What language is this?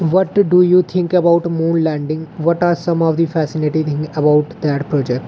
Dogri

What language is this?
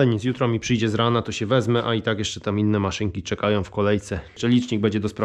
Polish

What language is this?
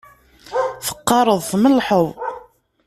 Kabyle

